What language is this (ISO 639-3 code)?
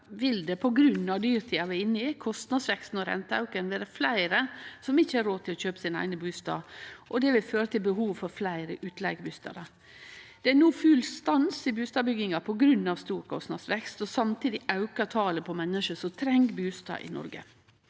nor